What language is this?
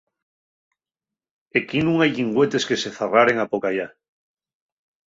Asturian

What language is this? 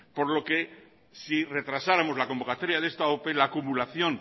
Spanish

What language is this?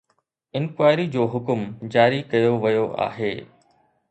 Sindhi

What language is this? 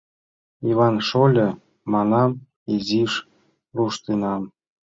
Mari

